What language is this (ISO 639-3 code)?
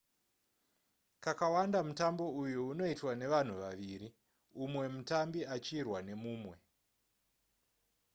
sna